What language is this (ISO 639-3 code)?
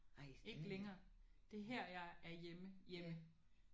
dan